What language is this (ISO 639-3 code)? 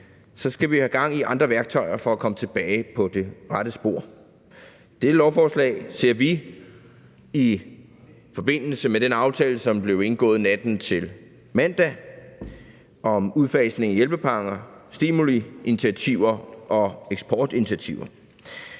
dan